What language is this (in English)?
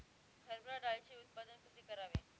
Marathi